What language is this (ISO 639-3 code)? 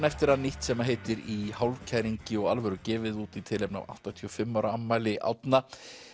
isl